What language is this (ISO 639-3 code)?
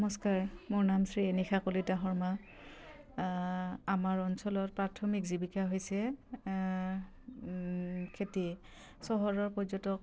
asm